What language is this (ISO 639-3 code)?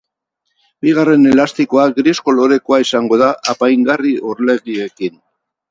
eus